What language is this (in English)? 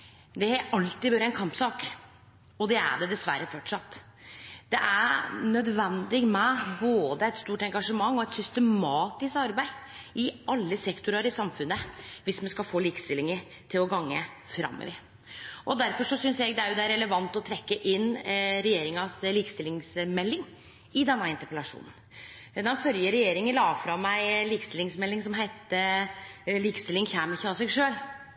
Norwegian Nynorsk